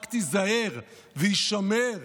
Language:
Hebrew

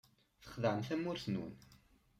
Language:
Kabyle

